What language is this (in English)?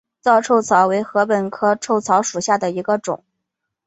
Chinese